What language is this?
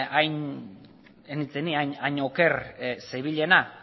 Basque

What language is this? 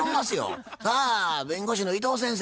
Japanese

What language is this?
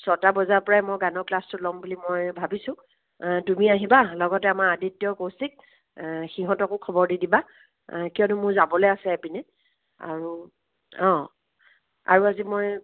Assamese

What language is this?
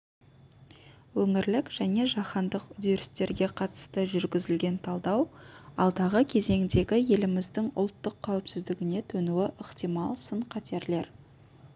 Kazakh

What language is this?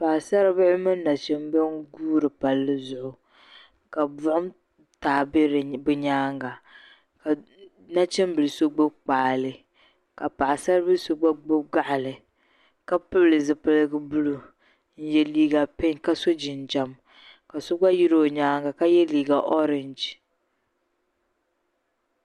Dagbani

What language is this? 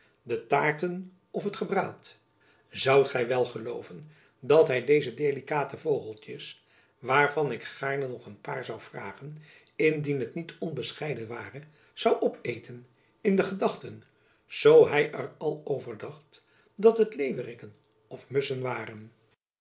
Dutch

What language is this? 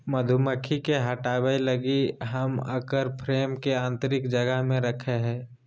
Magahi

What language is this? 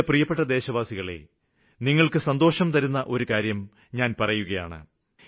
Malayalam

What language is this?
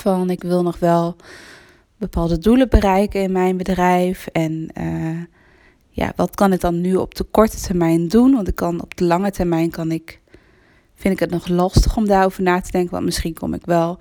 Dutch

